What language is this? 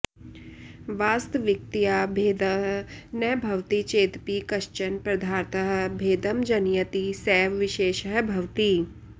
Sanskrit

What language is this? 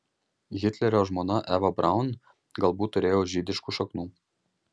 Lithuanian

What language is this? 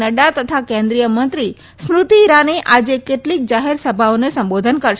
Gujarati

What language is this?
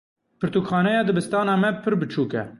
Kurdish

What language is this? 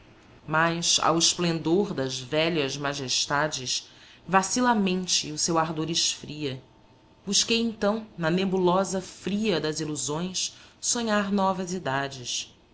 Portuguese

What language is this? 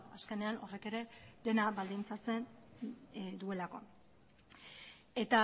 Basque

